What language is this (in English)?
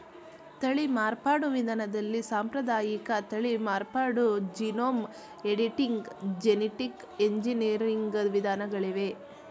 Kannada